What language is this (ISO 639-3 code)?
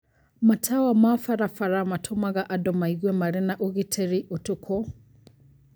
kik